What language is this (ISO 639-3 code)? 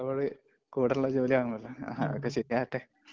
mal